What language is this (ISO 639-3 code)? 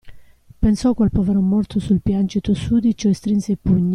ita